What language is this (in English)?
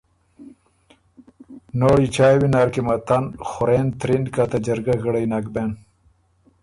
Ormuri